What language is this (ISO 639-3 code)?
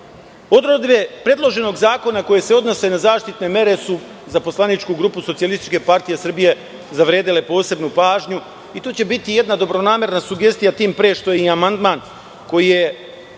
srp